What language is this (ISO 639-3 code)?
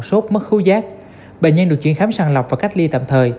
vie